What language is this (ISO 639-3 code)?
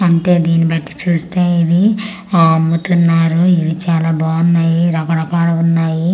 tel